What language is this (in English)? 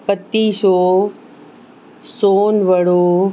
Sindhi